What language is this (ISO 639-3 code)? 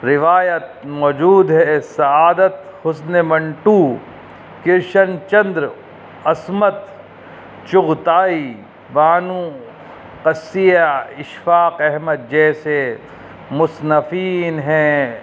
urd